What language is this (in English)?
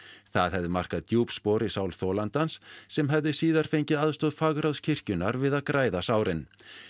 Icelandic